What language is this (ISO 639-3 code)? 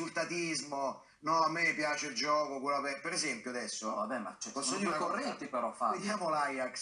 ita